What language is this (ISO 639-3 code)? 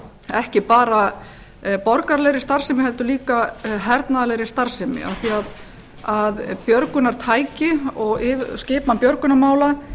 isl